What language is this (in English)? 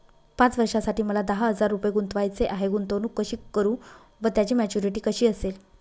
Marathi